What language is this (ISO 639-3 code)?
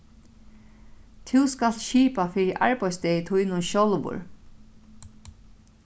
fao